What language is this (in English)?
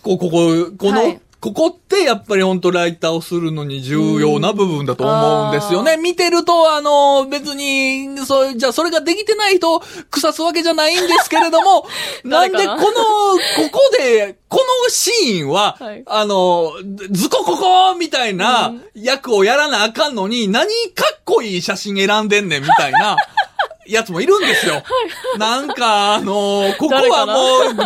Japanese